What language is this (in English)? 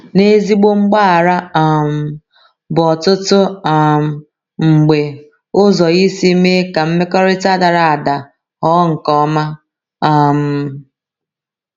Igbo